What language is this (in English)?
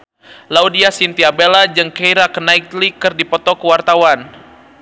Sundanese